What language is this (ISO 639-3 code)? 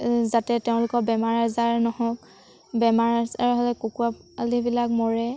asm